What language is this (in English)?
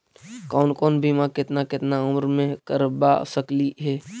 Magahi